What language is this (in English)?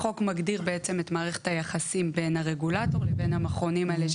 Hebrew